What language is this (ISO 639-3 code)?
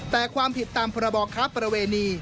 tha